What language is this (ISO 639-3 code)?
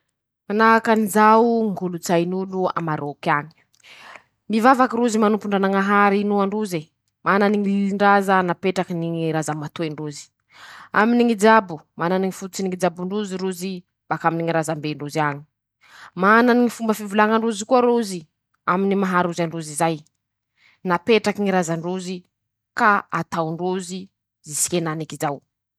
msh